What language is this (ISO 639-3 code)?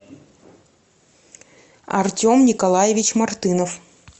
rus